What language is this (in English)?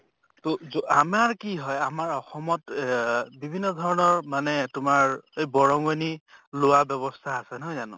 Assamese